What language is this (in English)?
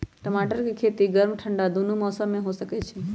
Magahi